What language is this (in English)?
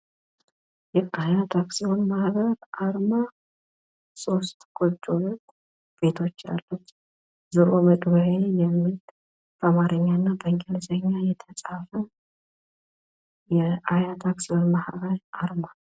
Amharic